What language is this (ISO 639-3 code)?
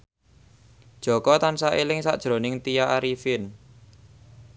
jav